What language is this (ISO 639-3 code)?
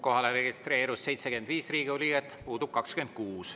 est